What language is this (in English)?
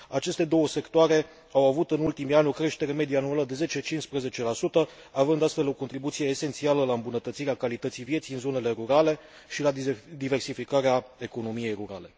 Romanian